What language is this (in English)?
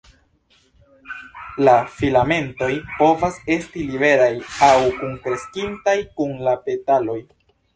Esperanto